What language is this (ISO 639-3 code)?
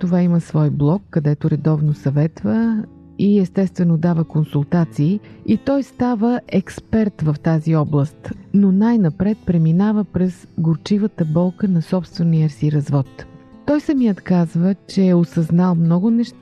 bul